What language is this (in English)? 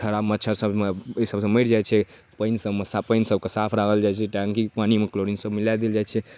Maithili